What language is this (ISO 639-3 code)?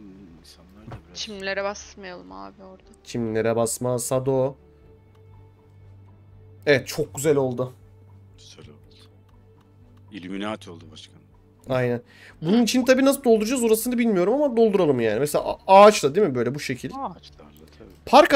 tur